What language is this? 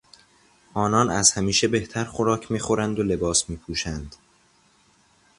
Persian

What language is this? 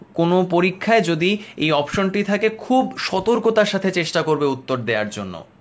Bangla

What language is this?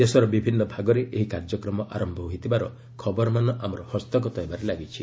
Odia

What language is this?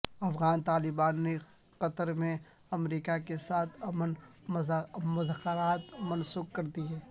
Urdu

